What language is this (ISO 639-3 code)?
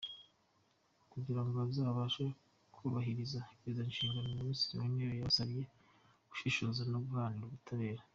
kin